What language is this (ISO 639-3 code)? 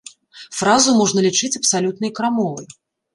bel